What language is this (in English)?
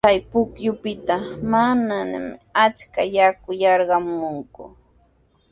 Sihuas Ancash Quechua